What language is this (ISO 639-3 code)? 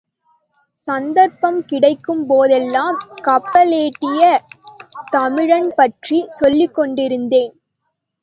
tam